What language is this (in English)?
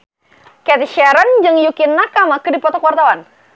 Sundanese